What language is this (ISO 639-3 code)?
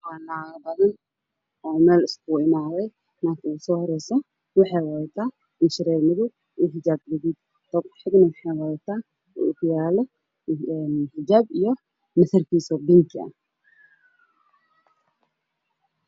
som